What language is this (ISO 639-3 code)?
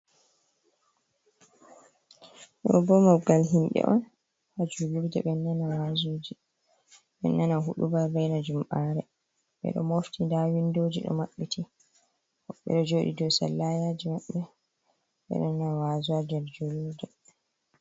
ful